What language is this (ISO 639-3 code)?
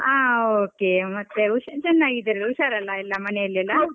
kan